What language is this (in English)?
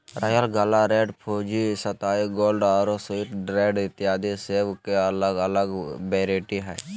Magahi